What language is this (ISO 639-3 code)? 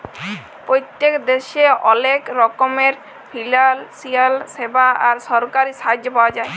ben